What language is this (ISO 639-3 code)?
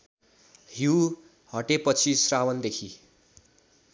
nep